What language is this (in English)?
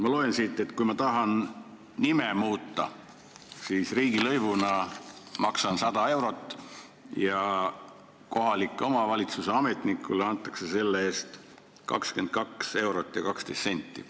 Estonian